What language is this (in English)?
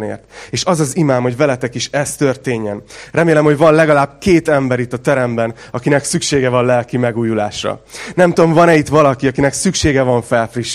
Hungarian